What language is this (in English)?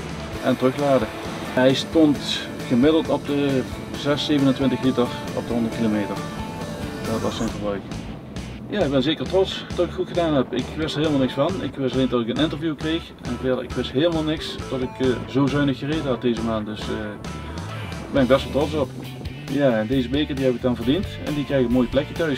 Dutch